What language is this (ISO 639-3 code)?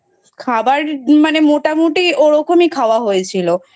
ben